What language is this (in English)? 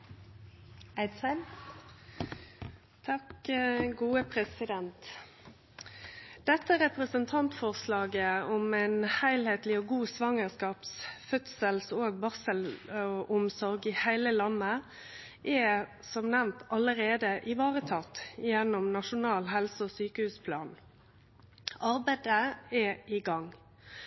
Norwegian Nynorsk